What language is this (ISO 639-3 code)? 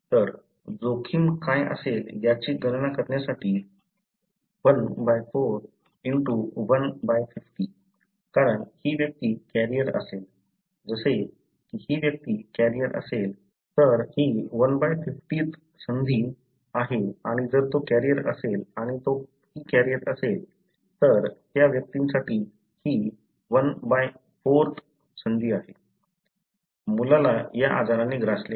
mar